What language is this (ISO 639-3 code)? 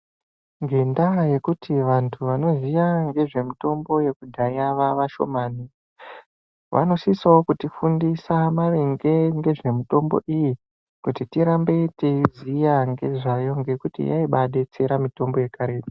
ndc